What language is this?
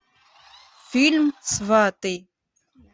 Russian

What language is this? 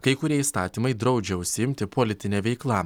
Lithuanian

